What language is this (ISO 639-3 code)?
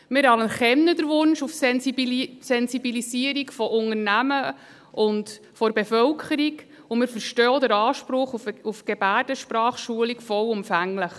gsw